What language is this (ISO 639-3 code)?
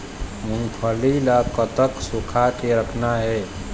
hne